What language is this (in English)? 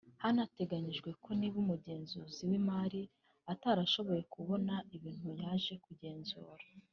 Kinyarwanda